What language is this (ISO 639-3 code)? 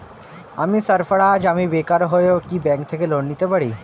ben